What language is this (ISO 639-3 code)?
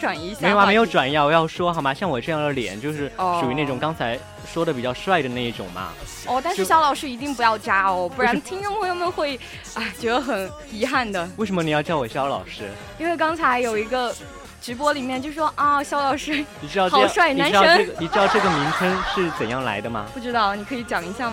zho